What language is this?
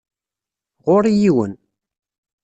Kabyle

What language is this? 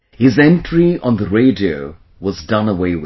English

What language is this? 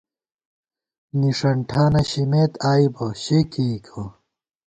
Gawar-Bati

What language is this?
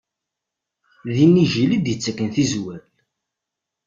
Kabyle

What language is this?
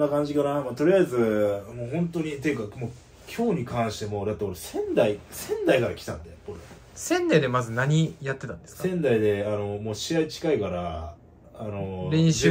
Japanese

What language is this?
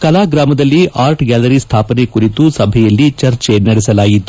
Kannada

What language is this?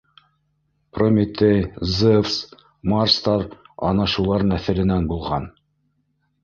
Bashkir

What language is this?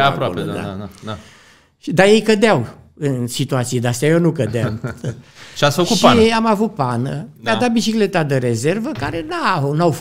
Romanian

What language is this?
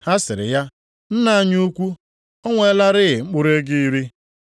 Igbo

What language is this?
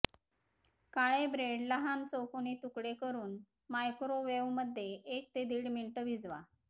Marathi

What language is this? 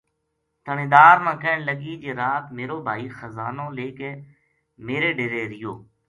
Gujari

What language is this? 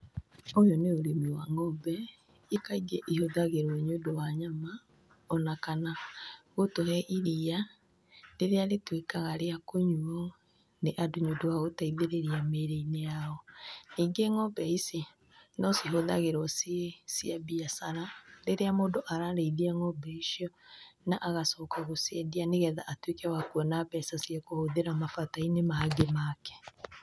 Kikuyu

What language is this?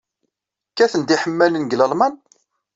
Kabyle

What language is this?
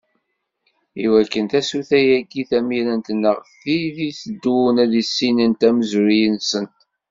Kabyle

